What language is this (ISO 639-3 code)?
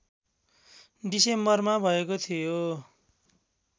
nep